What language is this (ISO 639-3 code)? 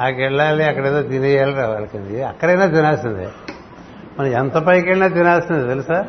tel